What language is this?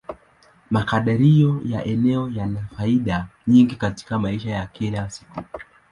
Swahili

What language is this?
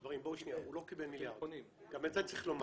Hebrew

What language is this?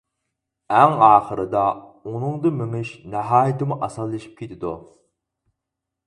Uyghur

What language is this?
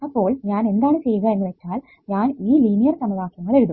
Malayalam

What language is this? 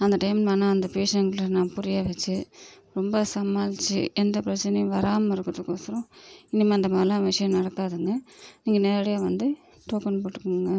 Tamil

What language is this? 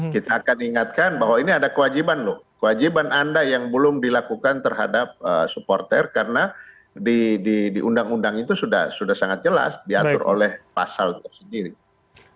Indonesian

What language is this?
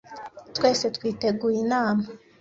Kinyarwanda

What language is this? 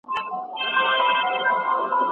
Pashto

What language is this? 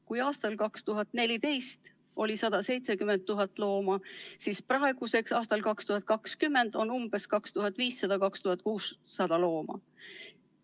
Estonian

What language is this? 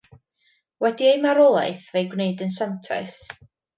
Welsh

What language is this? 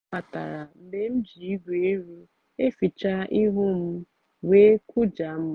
Igbo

